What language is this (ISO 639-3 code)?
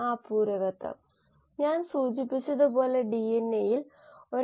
mal